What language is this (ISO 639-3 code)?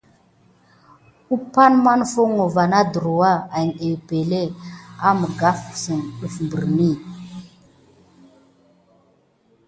gid